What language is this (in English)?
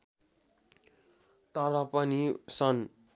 Nepali